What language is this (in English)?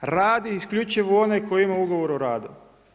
Croatian